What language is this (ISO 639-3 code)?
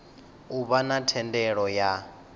ven